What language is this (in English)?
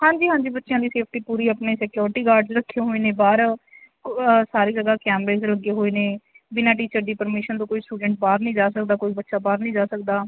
Punjabi